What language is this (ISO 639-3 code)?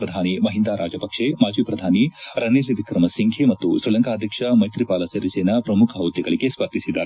kan